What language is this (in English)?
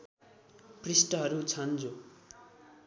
Nepali